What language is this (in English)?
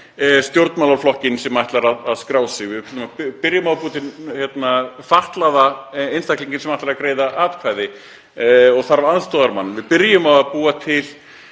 Icelandic